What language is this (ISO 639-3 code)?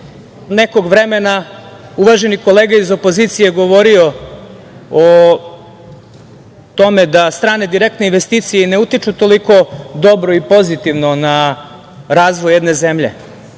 srp